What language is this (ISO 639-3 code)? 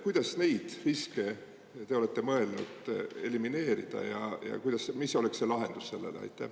est